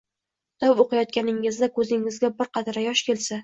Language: Uzbek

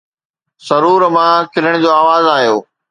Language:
Sindhi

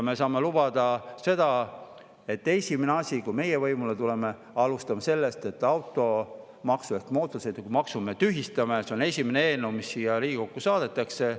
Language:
Estonian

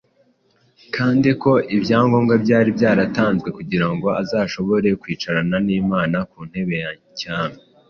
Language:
Kinyarwanda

